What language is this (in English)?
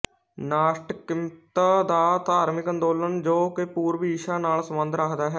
Punjabi